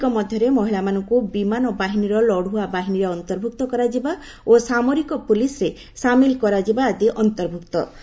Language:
Odia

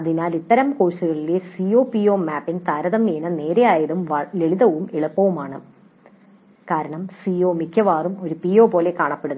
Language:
Malayalam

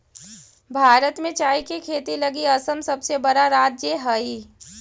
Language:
Magahi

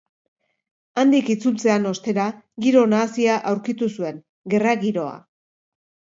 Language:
Basque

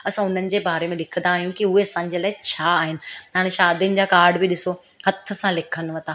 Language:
Sindhi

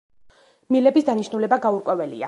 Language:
Georgian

